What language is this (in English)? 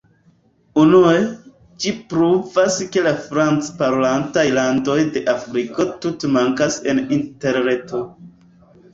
Esperanto